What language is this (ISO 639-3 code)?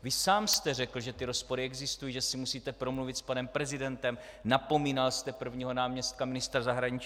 ces